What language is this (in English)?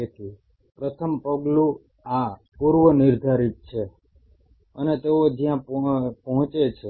Gujarati